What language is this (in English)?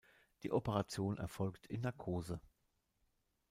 German